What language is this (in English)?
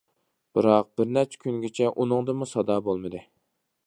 Uyghur